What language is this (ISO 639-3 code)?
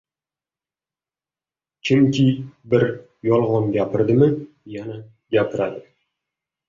uzb